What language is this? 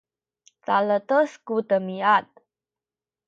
Sakizaya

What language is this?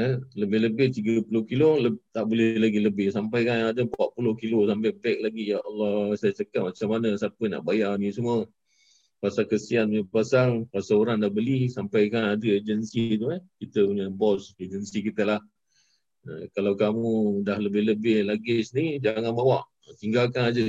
Malay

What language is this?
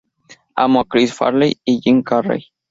Spanish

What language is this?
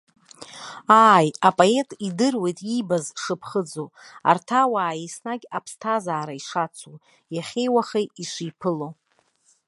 Abkhazian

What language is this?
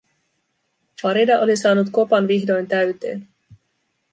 Finnish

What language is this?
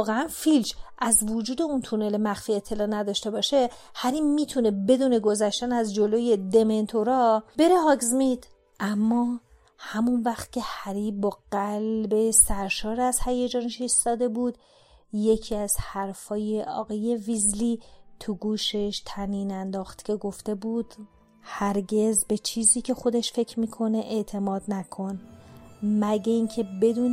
Persian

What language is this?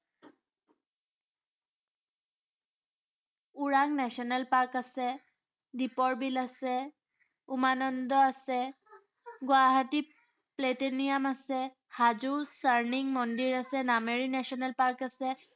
Assamese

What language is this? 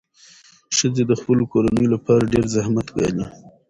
Pashto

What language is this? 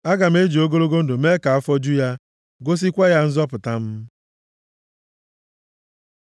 Igbo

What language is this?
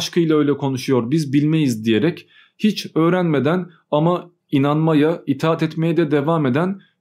Turkish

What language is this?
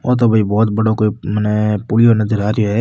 Rajasthani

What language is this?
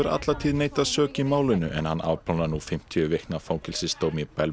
Icelandic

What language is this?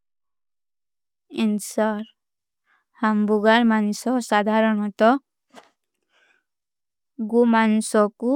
Kui (India)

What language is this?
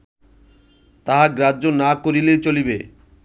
Bangla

